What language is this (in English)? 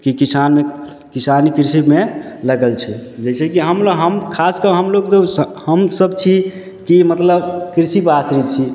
Maithili